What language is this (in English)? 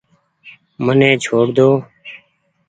Goaria